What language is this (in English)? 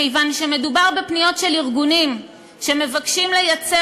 Hebrew